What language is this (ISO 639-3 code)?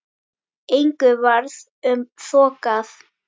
isl